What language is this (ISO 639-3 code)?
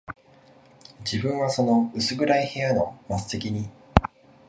jpn